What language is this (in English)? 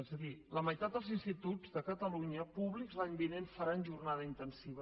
Catalan